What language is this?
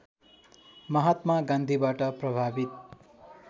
Nepali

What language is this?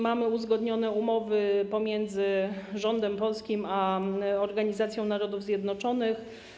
Polish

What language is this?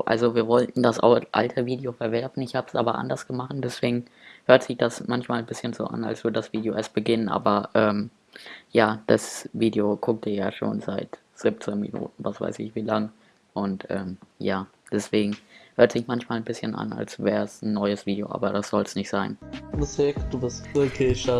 German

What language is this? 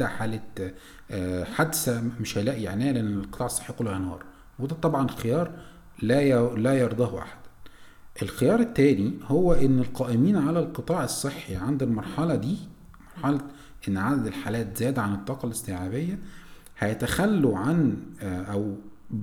Arabic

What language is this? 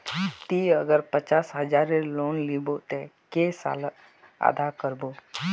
Magahi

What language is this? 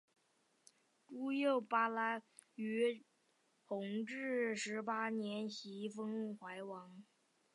Chinese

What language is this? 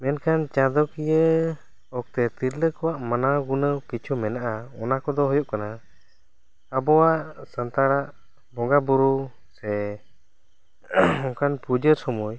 Santali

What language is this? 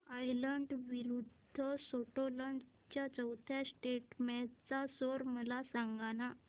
Marathi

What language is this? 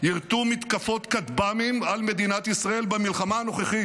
Hebrew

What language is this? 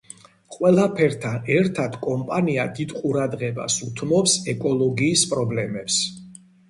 Georgian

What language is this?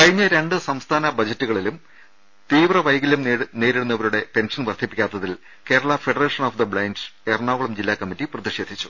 Malayalam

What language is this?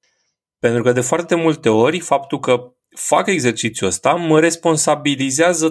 Romanian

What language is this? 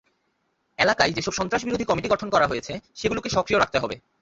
Bangla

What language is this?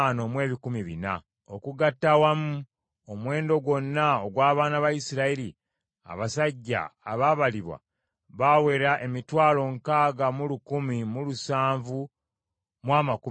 Ganda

